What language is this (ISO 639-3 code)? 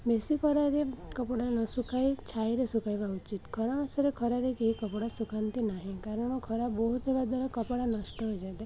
ori